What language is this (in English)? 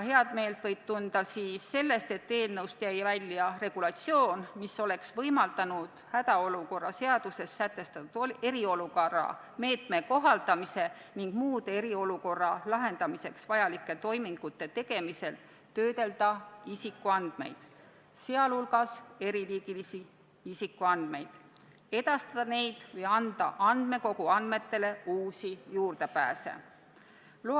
Estonian